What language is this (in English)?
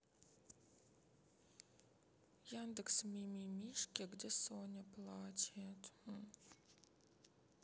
Russian